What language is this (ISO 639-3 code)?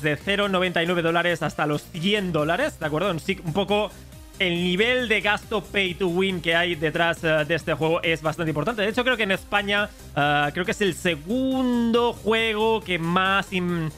spa